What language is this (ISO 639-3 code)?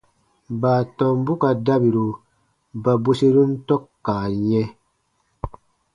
bba